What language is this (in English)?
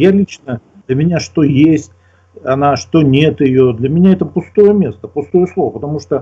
Russian